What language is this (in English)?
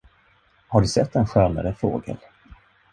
Swedish